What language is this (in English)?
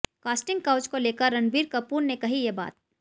Hindi